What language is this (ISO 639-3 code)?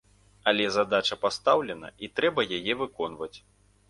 bel